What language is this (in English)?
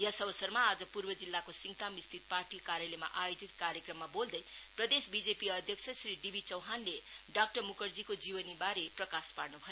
Nepali